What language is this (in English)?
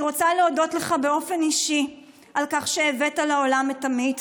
Hebrew